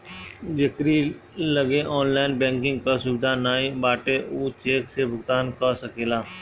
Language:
Bhojpuri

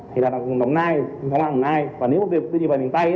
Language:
Vietnamese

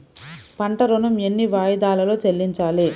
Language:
Telugu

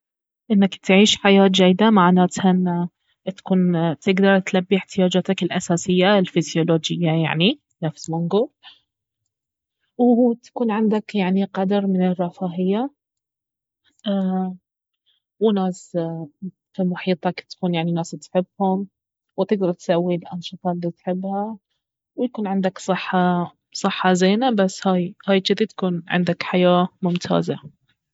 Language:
Baharna Arabic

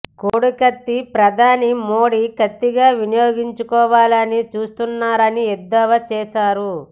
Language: Telugu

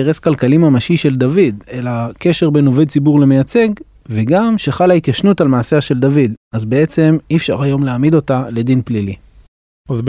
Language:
Hebrew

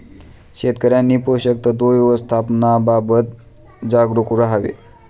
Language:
Marathi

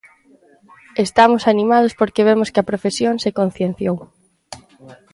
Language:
Galician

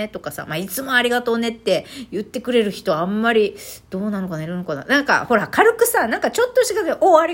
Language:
Japanese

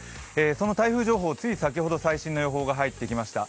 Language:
Japanese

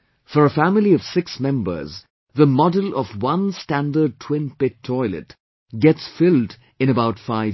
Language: English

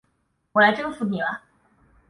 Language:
Chinese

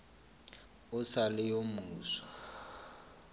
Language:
Northern Sotho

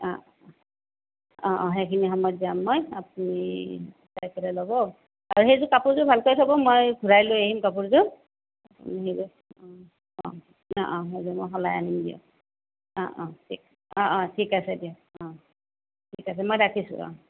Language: Assamese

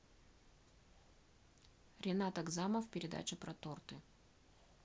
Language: Russian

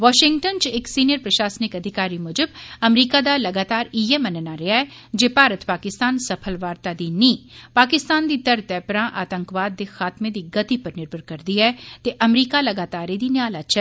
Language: Dogri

